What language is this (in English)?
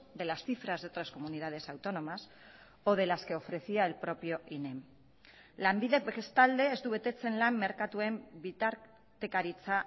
Spanish